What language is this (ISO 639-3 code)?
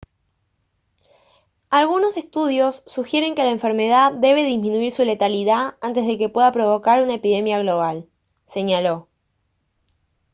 spa